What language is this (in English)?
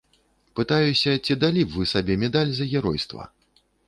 Belarusian